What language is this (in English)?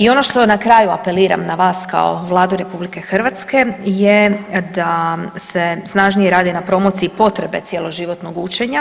Croatian